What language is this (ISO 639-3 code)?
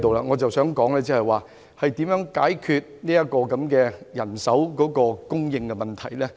yue